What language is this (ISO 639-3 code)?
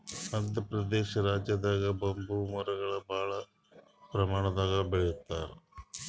kan